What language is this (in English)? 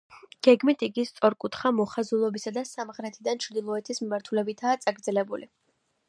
Georgian